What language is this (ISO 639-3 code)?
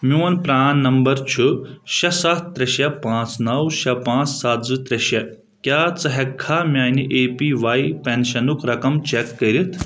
kas